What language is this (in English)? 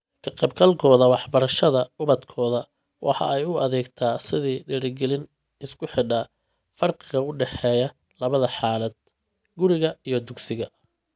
Somali